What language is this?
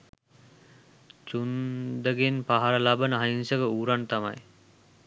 Sinhala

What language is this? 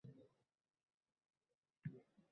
Uzbek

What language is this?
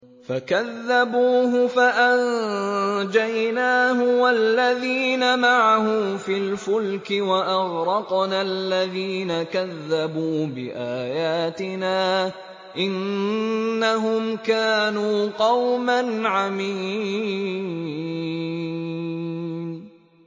Arabic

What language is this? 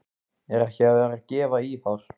Icelandic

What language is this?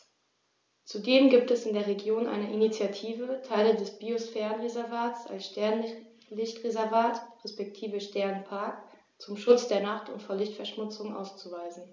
German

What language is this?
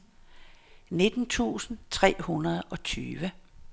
Danish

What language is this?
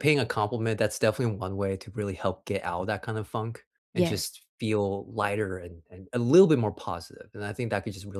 English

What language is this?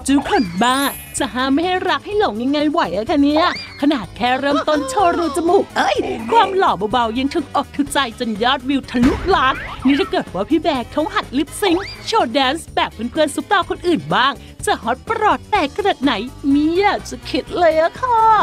Thai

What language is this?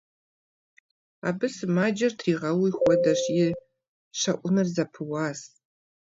Kabardian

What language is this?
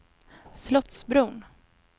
Swedish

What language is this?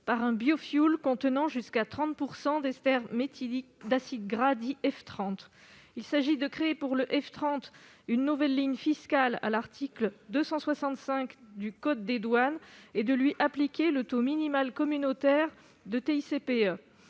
French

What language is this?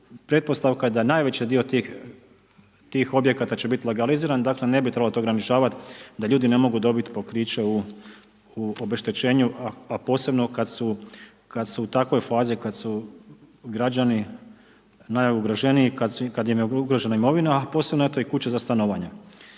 Croatian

